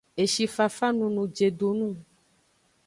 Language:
Aja (Benin)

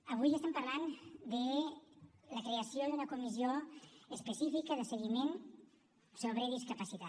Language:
Catalan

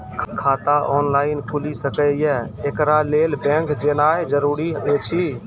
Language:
Maithili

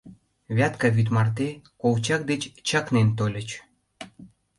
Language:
Mari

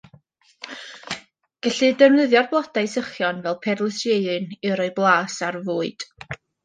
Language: Welsh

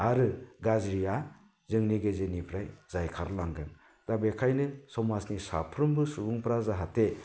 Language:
Bodo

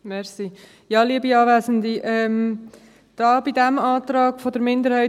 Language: Swiss German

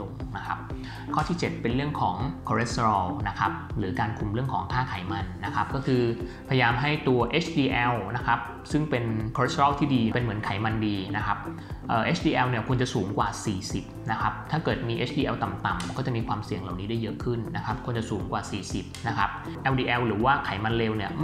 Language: Thai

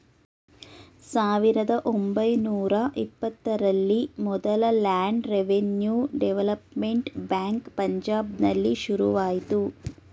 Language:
Kannada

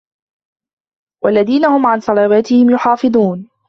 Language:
Arabic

